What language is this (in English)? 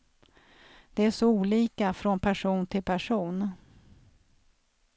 Swedish